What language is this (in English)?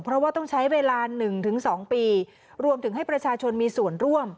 Thai